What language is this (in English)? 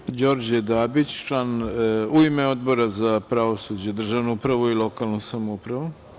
Serbian